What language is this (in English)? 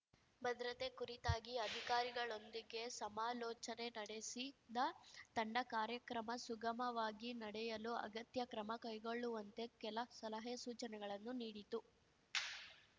Kannada